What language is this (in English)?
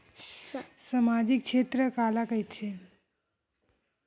Chhattisgarhi